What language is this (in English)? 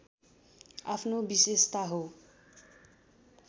Nepali